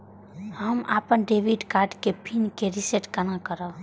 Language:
Maithili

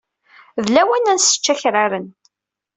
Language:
Kabyle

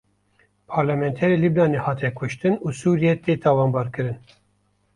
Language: Kurdish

